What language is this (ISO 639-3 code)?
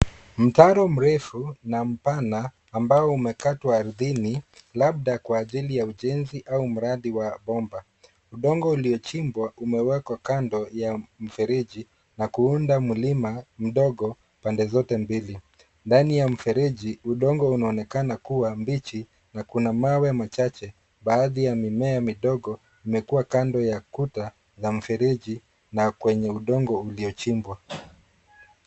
swa